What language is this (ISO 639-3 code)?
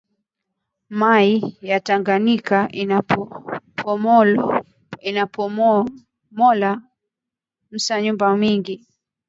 swa